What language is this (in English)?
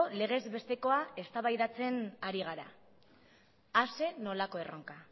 Basque